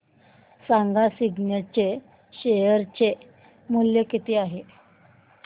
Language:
Marathi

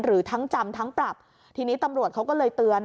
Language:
Thai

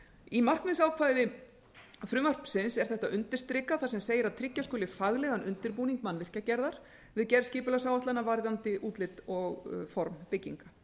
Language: Icelandic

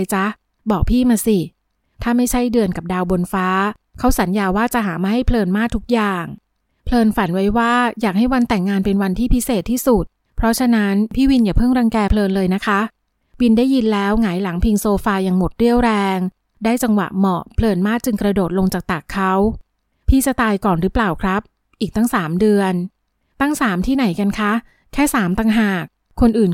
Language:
Thai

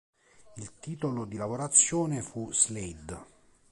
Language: Italian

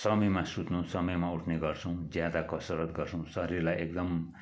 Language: Nepali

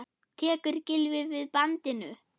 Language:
Icelandic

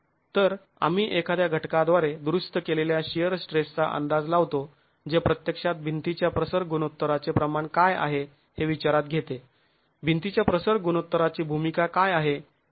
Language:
Marathi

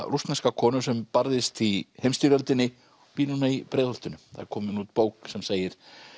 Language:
Icelandic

